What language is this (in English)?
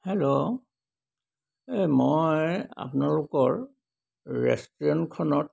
Assamese